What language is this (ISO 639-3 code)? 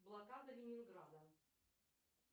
rus